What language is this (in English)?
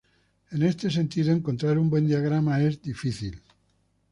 Spanish